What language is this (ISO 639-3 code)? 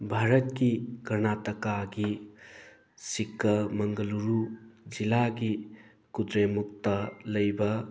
mni